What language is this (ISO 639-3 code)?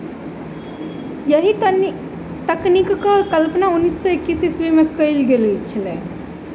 mai